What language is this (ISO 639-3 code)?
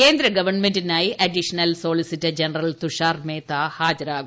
mal